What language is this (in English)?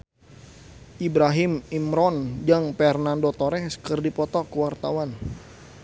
Sundanese